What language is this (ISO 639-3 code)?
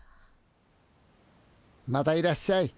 jpn